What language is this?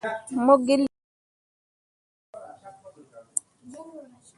Mundang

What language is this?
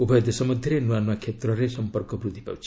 Odia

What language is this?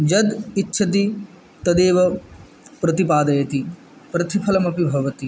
Sanskrit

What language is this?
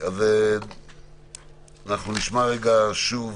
Hebrew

